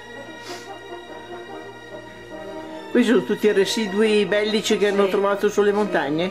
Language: Italian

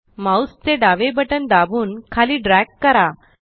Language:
Marathi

